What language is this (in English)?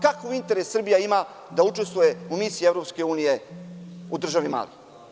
Serbian